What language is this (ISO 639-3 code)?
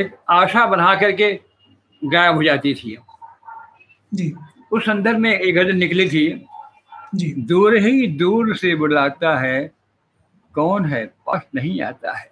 hin